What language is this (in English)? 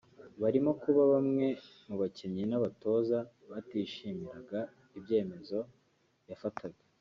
Kinyarwanda